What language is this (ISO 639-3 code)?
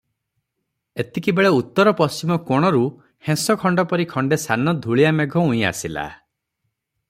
ori